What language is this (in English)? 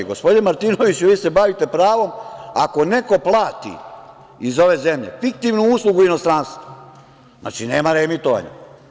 Serbian